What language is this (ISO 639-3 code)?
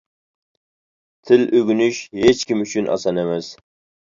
uig